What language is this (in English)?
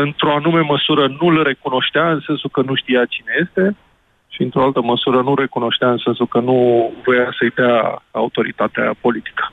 Romanian